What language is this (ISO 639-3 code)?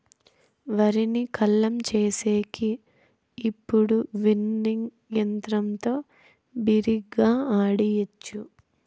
tel